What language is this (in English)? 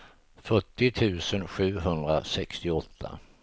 Swedish